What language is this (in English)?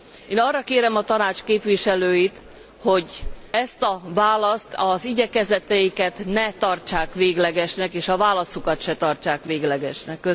Hungarian